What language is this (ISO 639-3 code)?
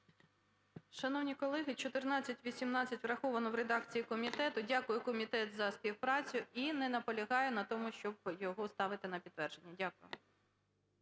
ukr